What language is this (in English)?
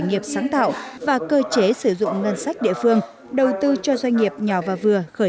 Vietnamese